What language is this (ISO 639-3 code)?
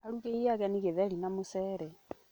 kik